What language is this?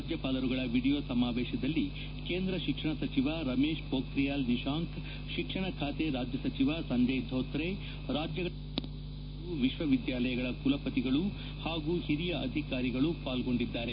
Kannada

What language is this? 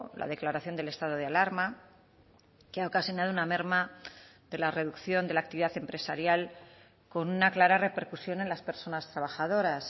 Spanish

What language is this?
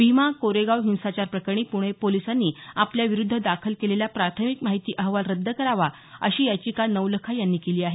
Marathi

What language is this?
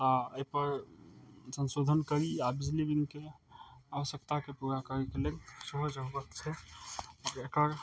Maithili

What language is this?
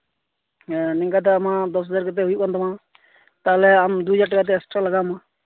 Santali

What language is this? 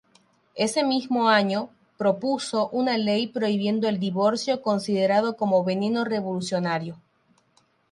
Spanish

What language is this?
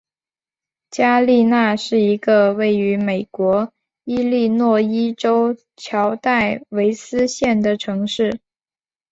Chinese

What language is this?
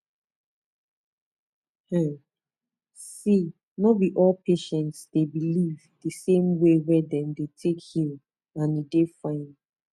Nigerian Pidgin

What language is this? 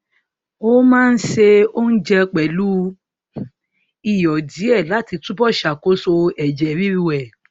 Yoruba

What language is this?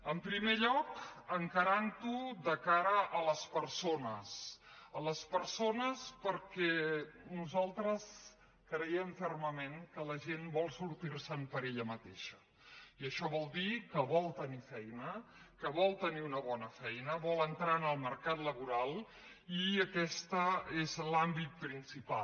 Catalan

